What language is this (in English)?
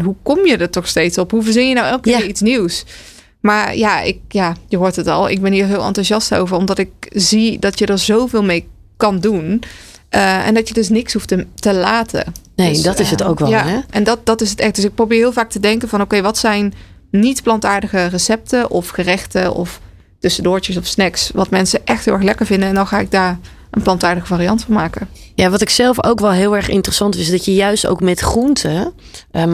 Dutch